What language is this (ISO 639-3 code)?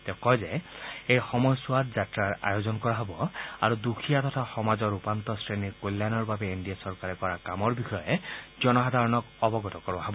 asm